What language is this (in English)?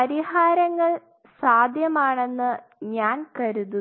Malayalam